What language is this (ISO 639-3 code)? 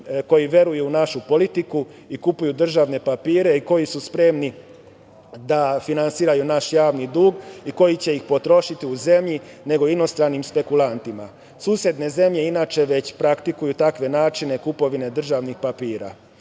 srp